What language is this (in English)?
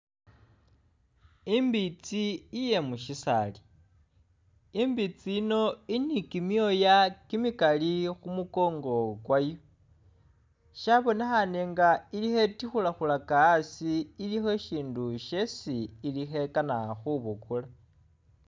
Masaaba